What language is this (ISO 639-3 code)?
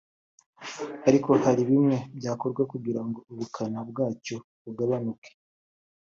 kin